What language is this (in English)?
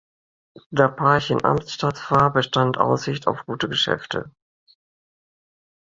German